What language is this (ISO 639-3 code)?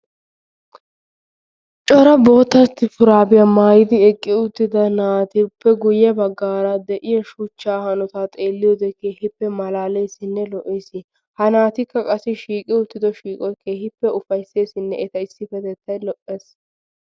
wal